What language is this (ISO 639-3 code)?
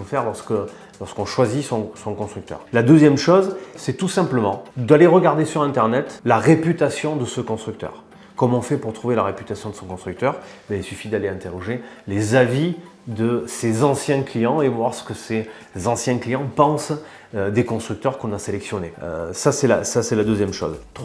fra